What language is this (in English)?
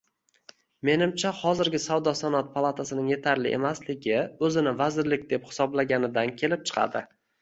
Uzbek